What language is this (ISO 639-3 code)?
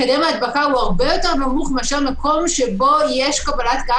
heb